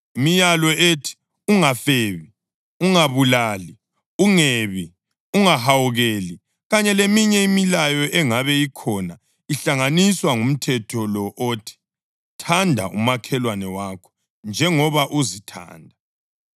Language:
North Ndebele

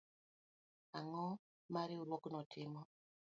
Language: Luo (Kenya and Tanzania)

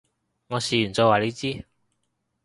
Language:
Cantonese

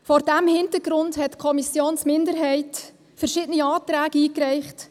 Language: Swiss German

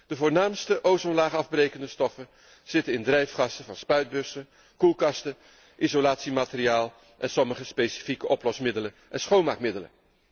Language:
Dutch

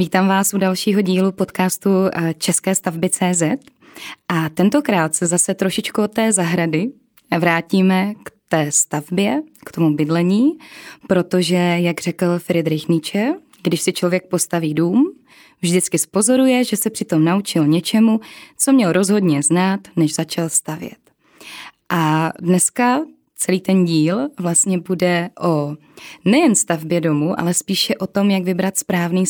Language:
Czech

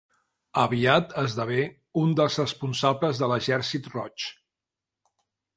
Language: Catalan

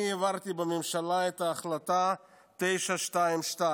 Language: Hebrew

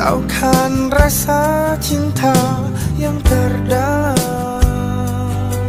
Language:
Indonesian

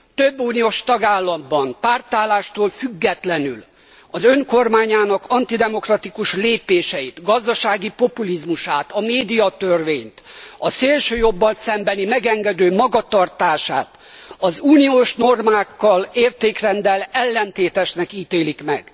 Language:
Hungarian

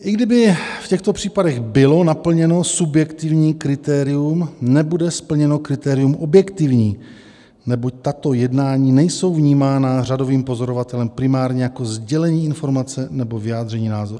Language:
Czech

